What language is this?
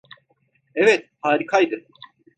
Turkish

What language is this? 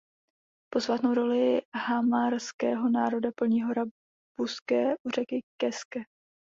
Czech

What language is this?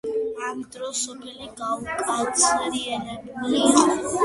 Georgian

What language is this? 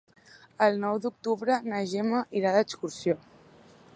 Catalan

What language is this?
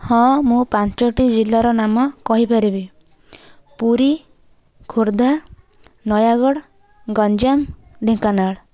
Odia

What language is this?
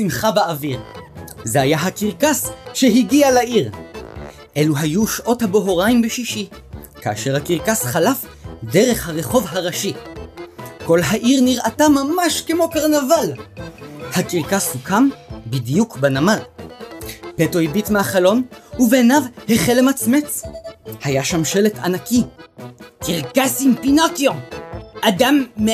Hebrew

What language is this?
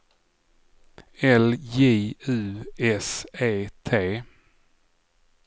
Swedish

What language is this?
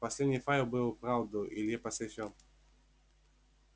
Russian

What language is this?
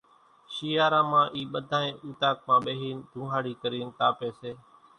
Kachi Koli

